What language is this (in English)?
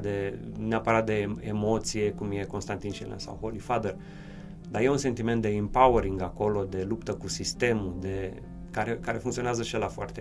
Romanian